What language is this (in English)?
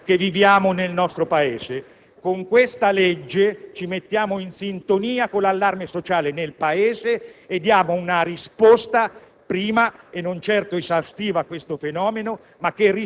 Italian